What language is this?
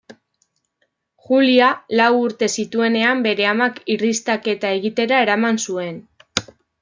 Basque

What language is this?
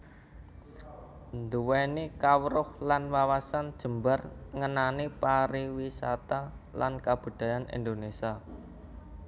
Javanese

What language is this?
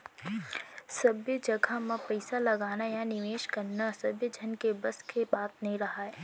Chhattisgarhi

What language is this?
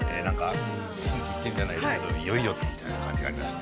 Japanese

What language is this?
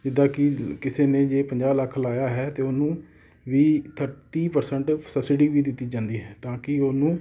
Punjabi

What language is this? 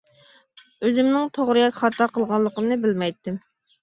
Uyghur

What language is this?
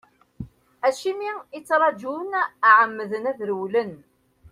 Kabyle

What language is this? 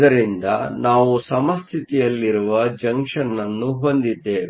Kannada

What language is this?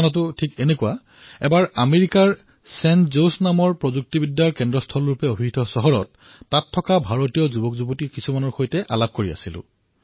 Assamese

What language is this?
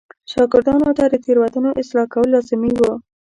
Pashto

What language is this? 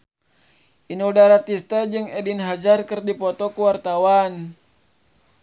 Sundanese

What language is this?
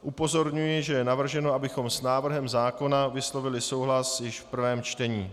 Czech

